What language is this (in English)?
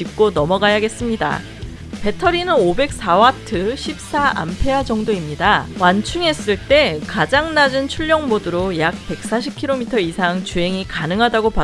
Korean